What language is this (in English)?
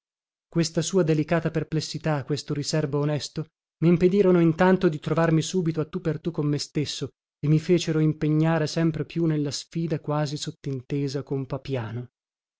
Italian